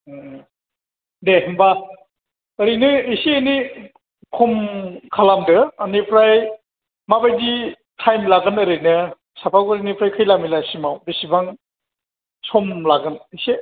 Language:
Bodo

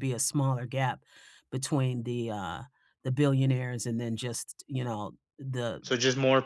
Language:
English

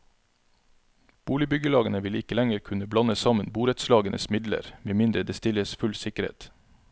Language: Norwegian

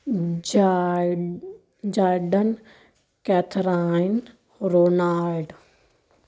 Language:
Punjabi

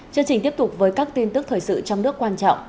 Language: Vietnamese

